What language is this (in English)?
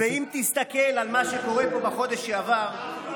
Hebrew